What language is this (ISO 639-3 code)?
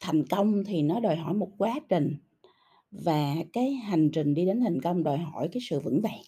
vie